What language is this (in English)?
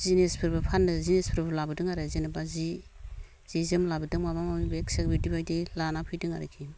Bodo